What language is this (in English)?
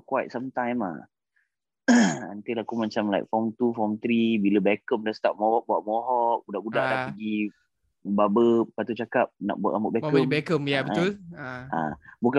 Malay